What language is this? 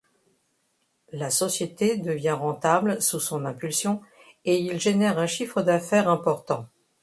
French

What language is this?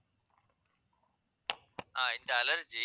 Tamil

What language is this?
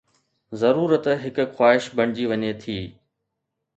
Sindhi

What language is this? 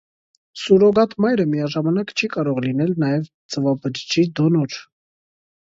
Armenian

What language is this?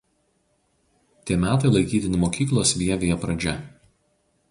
Lithuanian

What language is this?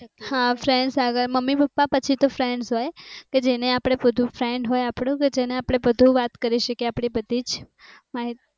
Gujarati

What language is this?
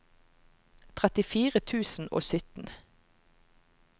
Norwegian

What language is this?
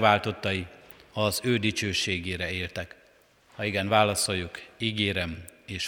Hungarian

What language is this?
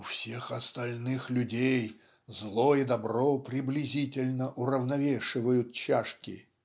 Russian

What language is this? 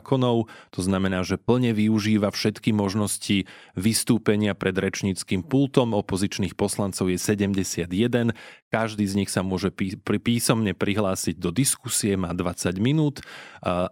Slovak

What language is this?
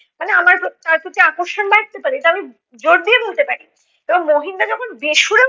Bangla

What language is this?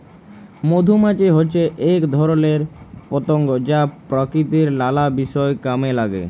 Bangla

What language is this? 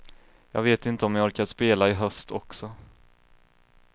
Swedish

